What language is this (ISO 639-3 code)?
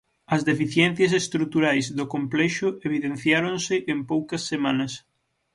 glg